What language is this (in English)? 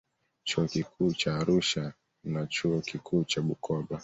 Swahili